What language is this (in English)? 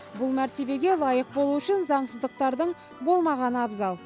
Kazakh